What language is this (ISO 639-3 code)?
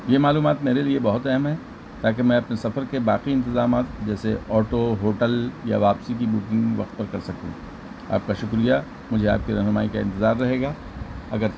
urd